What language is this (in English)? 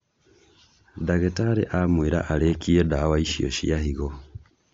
Kikuyu